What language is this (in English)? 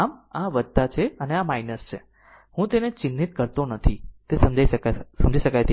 Gujarati